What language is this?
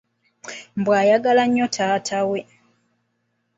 Ganda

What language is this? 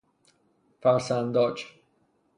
Persian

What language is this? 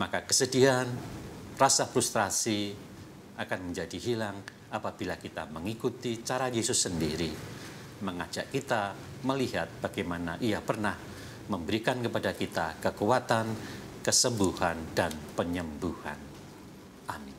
Indonesian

